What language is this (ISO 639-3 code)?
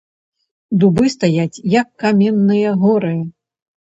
bel